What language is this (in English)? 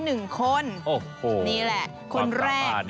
Thai